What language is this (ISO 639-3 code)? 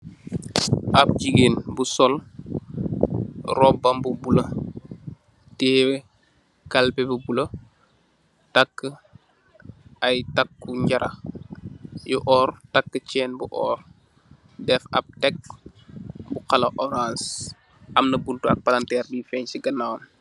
wol